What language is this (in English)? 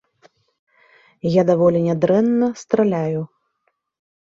Belarusian